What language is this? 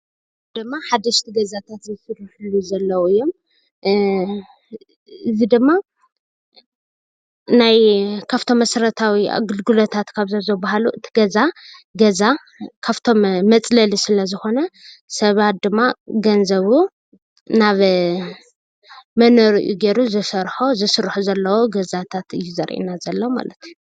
Tigrinya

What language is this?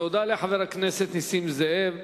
Hebrew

